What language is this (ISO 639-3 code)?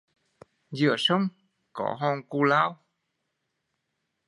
vie